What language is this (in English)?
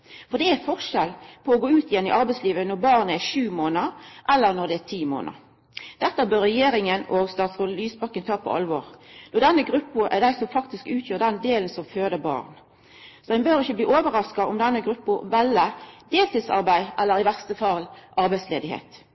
Norwegian Nynorsk